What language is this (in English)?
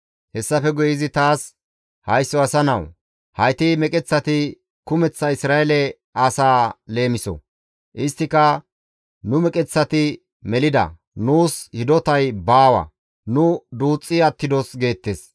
Gamo